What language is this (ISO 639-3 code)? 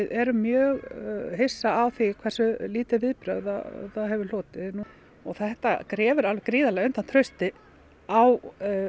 isl